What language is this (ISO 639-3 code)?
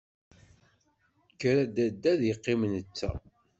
kab